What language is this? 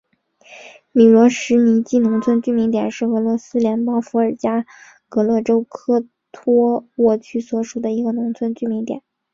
Chinese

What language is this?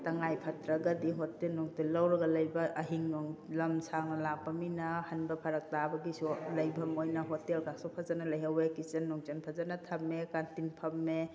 Manipuri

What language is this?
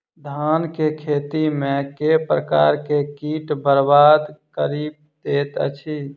Maithili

